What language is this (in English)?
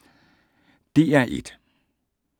Danish